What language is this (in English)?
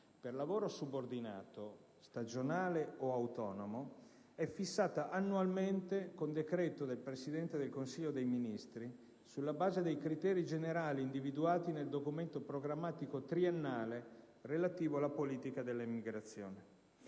Italian